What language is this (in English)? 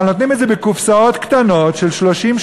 Hebrew